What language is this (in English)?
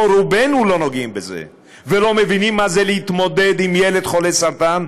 Hebrew